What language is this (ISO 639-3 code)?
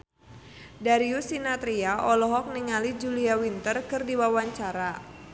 sun